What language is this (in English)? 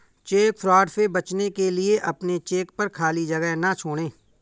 Hindi